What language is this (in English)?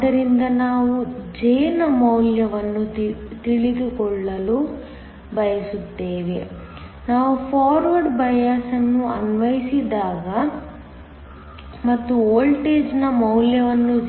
Kannada